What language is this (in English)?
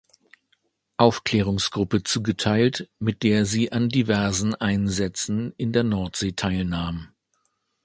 German